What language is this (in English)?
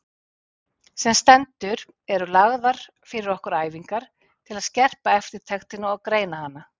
Icelandic